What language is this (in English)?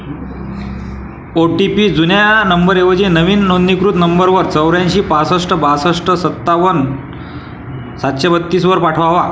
Marathi